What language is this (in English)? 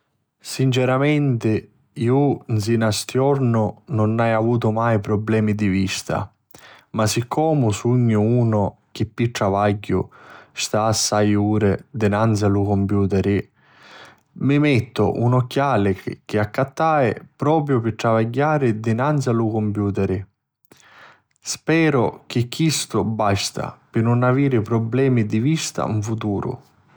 Sicilian